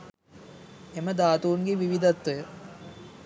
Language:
Sinhala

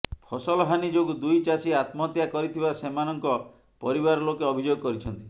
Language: Odia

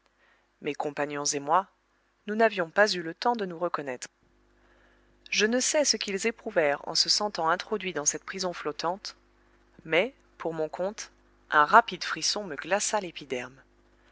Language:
French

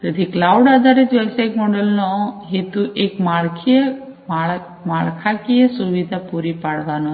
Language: Gujarati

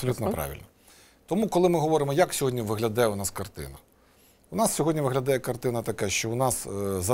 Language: Ukrainian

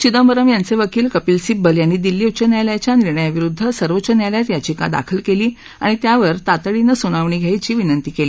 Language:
Marathi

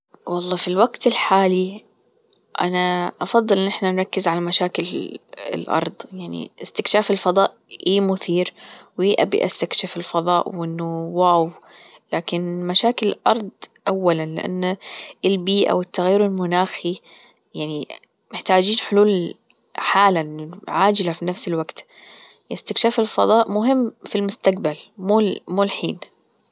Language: Gulf Arabic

